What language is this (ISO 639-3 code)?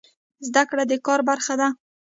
pus